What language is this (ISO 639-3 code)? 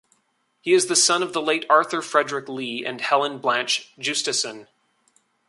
eng